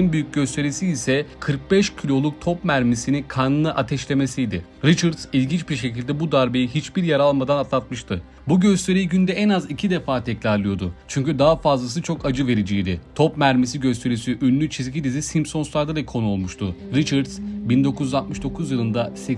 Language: Turkish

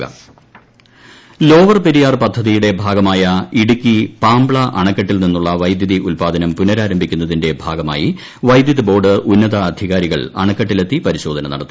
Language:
Malayalam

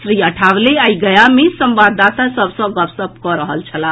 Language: Maithili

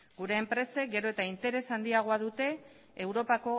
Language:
Basque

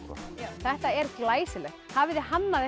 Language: Icelandic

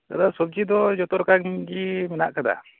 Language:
Santali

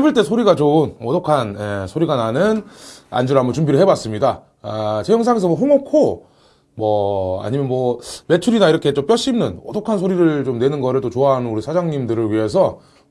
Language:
Korean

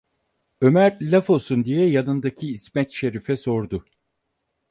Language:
Turkish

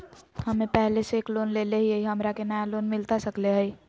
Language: Magahi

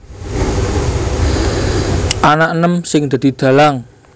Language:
Javanese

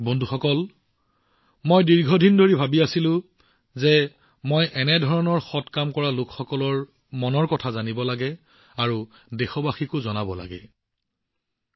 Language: Assamese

